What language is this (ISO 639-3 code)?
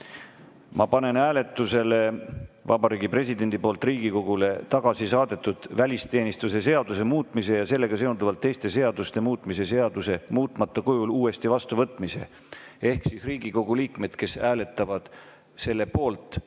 est